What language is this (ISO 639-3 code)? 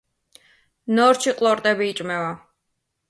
kat